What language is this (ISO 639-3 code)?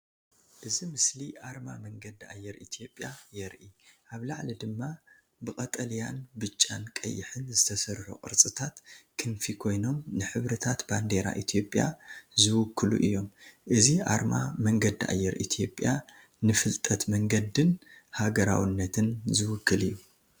tir